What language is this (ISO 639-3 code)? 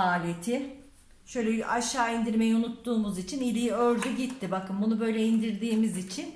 tur